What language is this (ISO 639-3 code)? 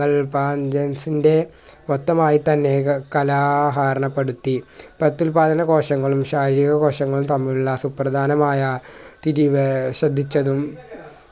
mal